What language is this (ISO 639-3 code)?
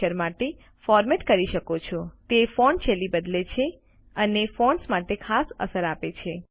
guj